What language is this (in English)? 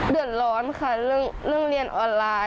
Thai